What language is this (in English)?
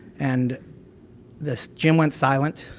English